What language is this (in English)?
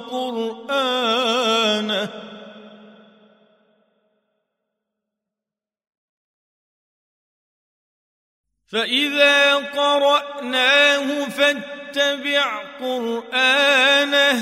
Arabic